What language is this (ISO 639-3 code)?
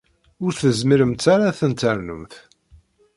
kab